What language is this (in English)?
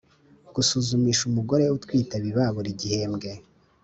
Kinyarwanda